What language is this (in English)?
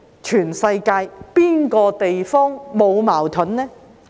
Cantonese